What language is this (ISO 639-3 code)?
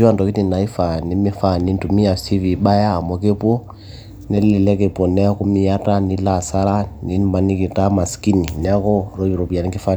mas